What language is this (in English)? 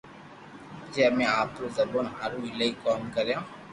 Loarki